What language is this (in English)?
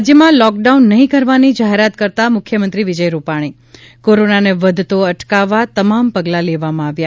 Gujarati